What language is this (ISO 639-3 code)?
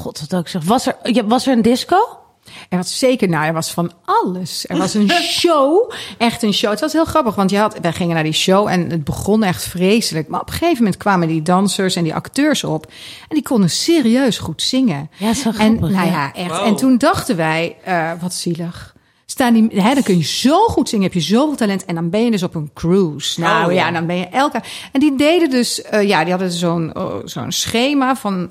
nld